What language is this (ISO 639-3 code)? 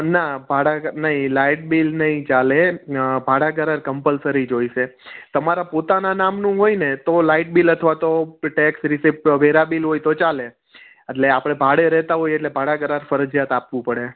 guj